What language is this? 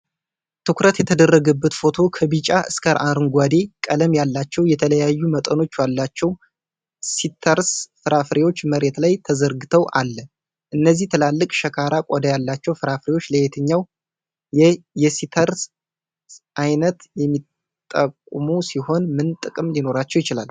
Amharic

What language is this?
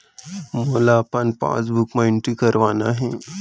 Chhattisgarhi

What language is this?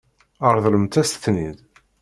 Kabyle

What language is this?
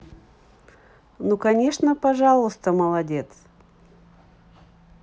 Russian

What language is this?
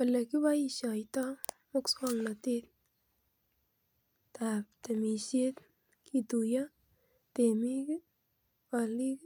Kalenjin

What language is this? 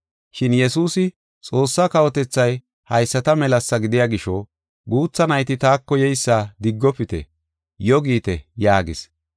Gofa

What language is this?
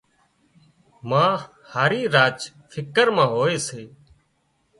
Wadiyara Koli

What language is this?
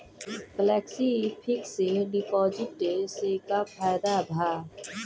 Bhojpuri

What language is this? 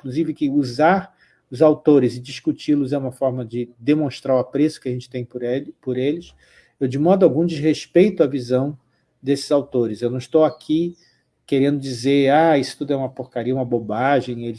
Portuguese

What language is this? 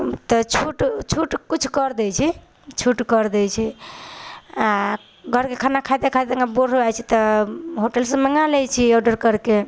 Maithili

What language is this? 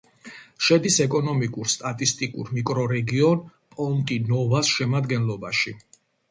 Georgian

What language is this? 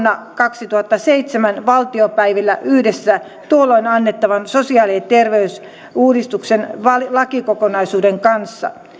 Finnish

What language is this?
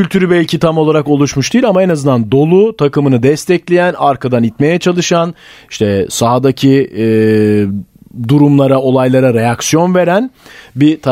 Turkish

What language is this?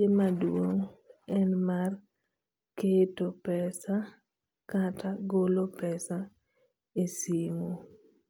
Luo (Kenya and Tanzania)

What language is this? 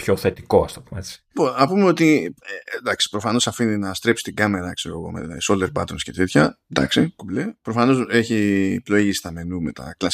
Greek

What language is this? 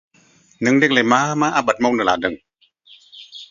Bodo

